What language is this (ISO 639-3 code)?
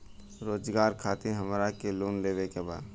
bho